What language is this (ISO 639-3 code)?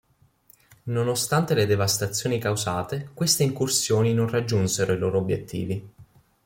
ita